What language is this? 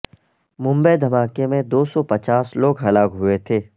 Urdu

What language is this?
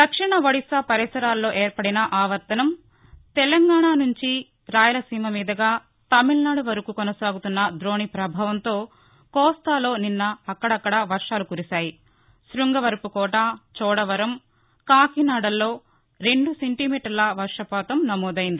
Telugu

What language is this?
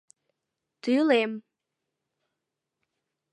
Mari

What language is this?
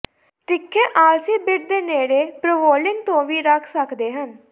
Punjabi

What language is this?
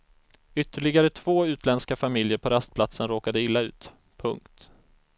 Swedish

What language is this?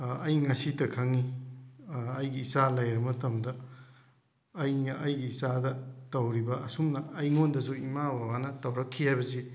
Manipuri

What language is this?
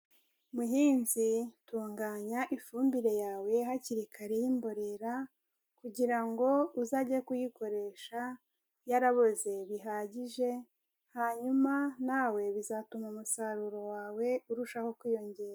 Kinyarwanda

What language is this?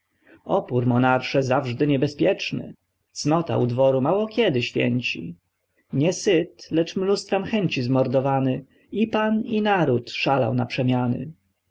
Polish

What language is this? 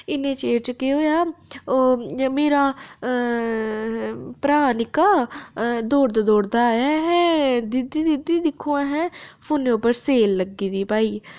Dogri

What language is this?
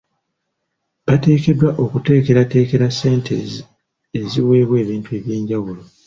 Ganda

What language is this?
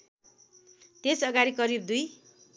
Nepali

